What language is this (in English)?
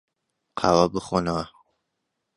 Central Kurdish